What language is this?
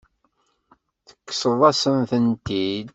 Kabyle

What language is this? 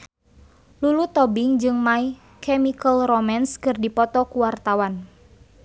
Sundanese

